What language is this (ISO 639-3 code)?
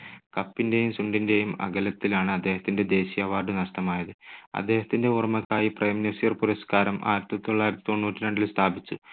mal